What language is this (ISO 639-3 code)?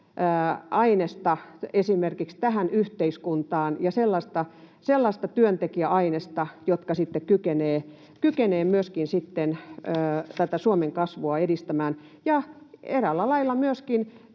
fin